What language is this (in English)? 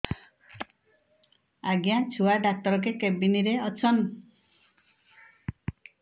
Odia